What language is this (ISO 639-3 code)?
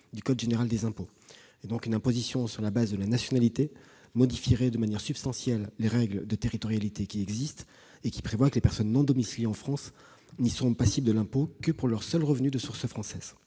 fra